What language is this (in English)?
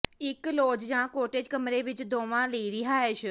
Punjabi